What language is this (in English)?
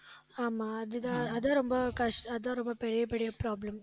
Tamil